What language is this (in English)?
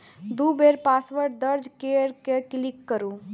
Maithili